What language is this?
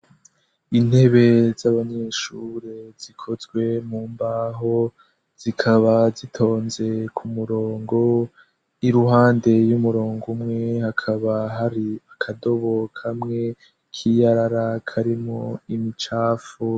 Rundi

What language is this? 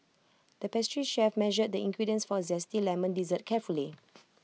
English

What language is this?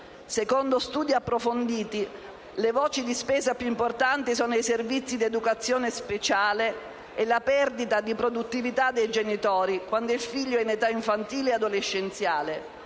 Italian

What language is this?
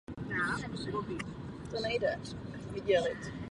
Czech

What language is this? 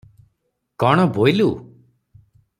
Odia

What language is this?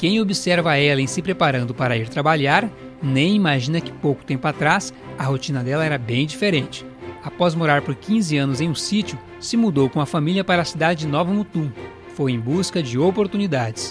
Portuguese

